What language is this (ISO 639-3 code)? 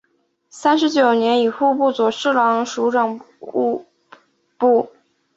zho